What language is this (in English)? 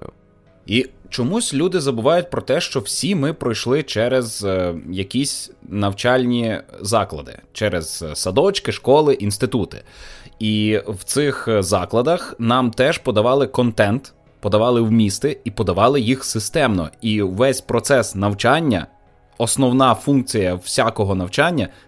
Ukrainian